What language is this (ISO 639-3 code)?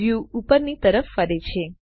guj